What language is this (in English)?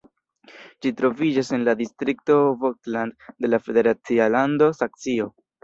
Esperanto